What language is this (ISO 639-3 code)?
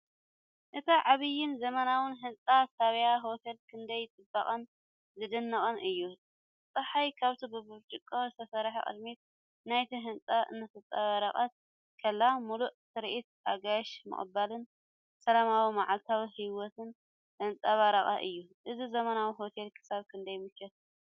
tir